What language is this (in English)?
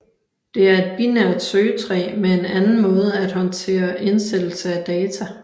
Danish